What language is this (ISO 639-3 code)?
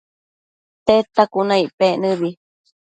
mcf